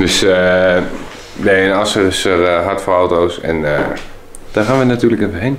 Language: Dutch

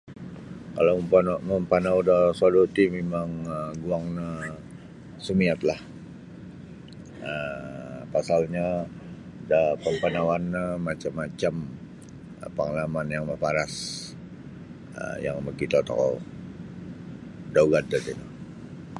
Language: Sabah Bisaya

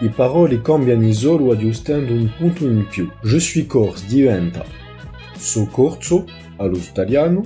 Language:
French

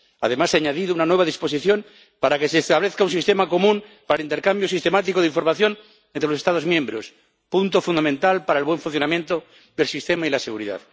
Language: Spanish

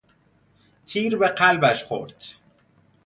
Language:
Persian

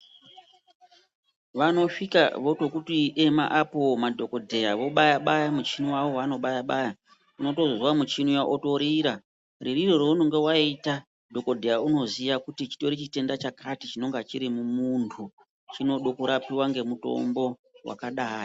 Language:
Ndau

